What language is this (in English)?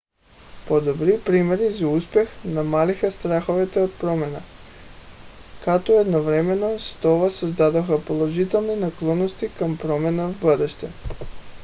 Bulgarian